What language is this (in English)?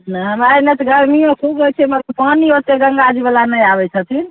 Maithili